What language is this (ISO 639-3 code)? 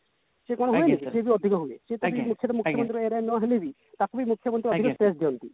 ori